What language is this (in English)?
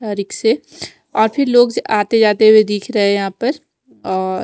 Hindi